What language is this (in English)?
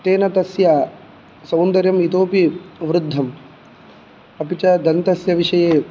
Sanskrit